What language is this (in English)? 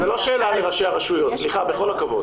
Hebrew